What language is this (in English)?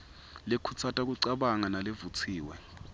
Swati